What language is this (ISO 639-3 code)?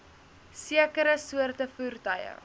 afr